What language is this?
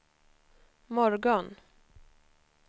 Swedish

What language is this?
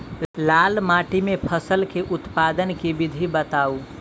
Maithili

